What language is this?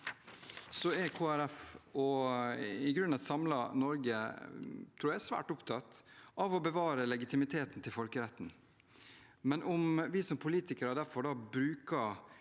Norwegian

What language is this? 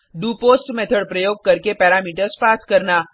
Hindi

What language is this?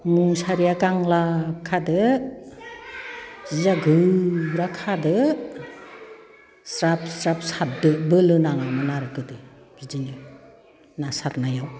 Bodo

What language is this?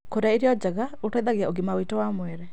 Kikuyu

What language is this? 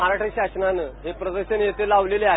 Marathi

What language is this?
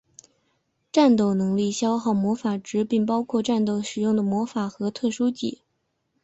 Chinese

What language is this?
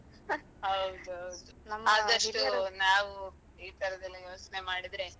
Kannada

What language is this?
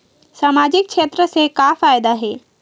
Chhattisgarhi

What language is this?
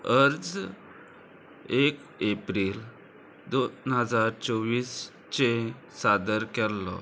Konkani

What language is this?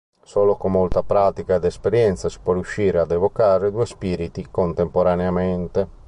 Italian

